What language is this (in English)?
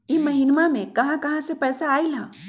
Magahi